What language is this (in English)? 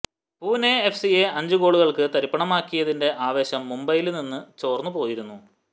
Malayalam